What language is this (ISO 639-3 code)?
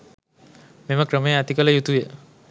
sin